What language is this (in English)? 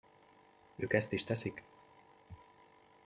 Hungarian